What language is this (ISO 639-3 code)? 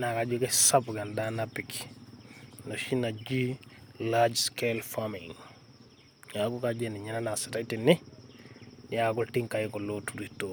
mas